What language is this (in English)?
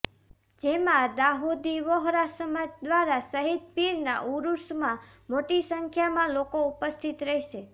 Gujarati